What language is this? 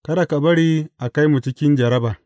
Hausa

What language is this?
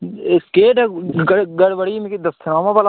Dogri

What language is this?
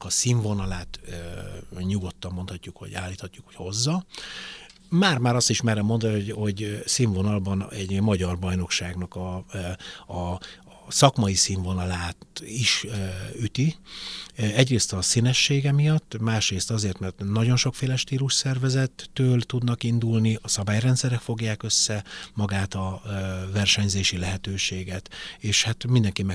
Hungarian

